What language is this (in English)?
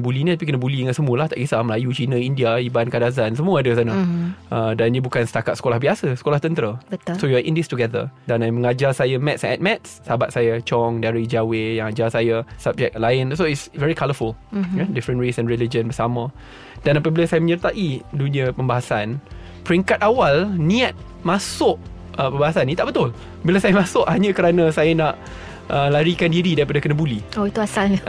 Malay